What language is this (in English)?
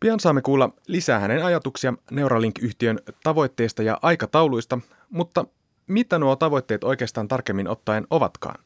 Finnish